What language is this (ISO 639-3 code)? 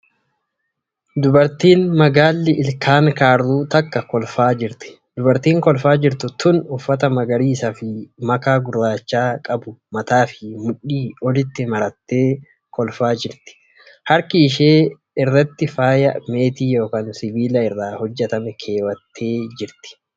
orm